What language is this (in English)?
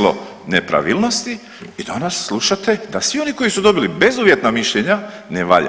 Croatian